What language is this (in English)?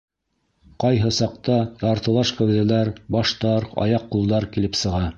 Bashkir